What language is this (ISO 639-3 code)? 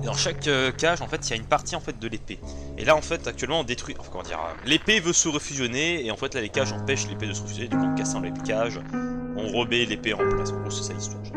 fra